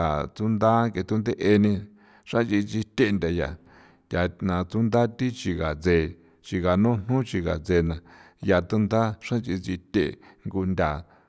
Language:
San Felipe Otlaltepec Popoloca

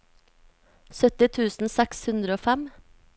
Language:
Norwegian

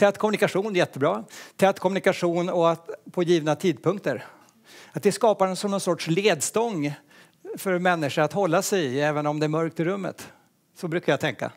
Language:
Swedish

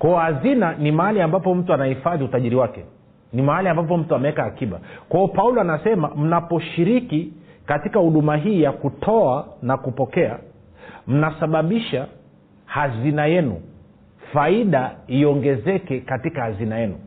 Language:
Swahili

